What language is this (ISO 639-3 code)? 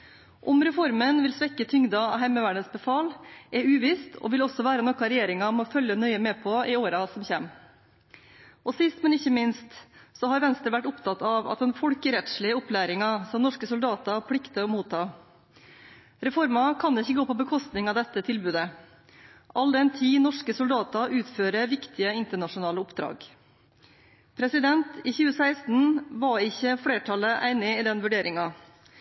nob